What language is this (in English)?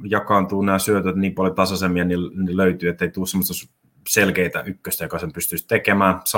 Finnish